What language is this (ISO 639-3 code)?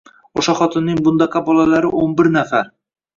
uzb